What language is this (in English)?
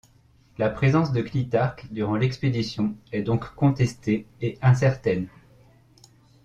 French